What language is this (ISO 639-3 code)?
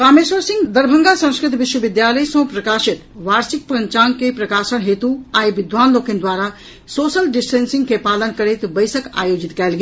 mai